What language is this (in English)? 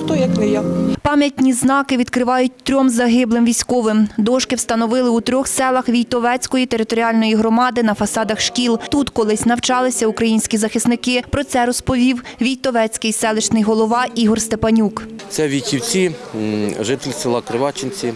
Ukrainian